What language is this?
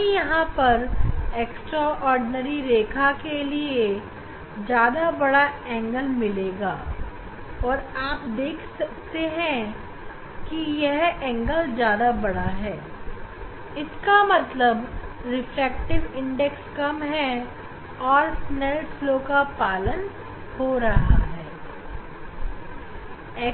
Hindi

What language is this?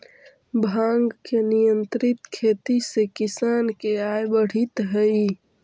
Magahi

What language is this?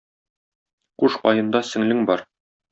Tatar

